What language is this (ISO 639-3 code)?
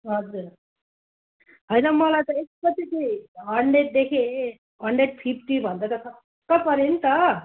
nep